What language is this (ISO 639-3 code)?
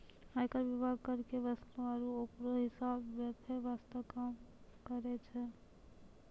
mai